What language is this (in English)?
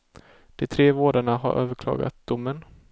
Swedish